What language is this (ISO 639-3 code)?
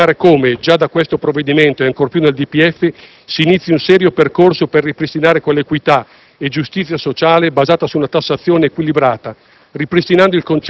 ita